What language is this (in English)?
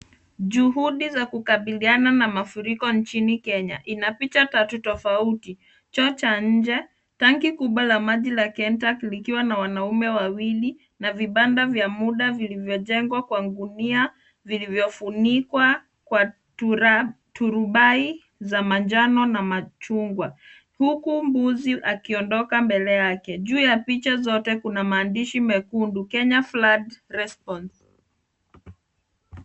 Swahili